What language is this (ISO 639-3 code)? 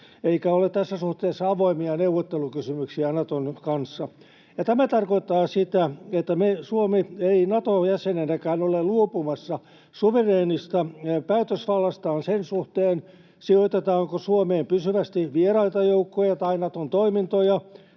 fin